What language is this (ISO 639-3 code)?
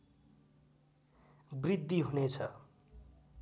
nep